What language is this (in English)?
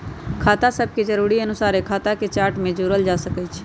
Magahi